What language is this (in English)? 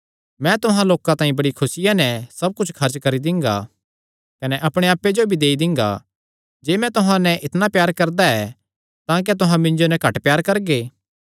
Kangri